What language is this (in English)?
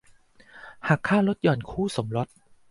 Thai